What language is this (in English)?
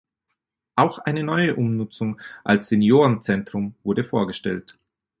German